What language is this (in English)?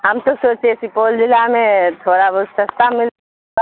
Urdu